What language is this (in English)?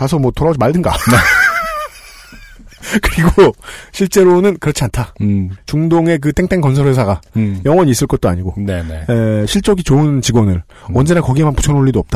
Korean